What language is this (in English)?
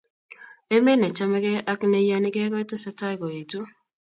Kalenjin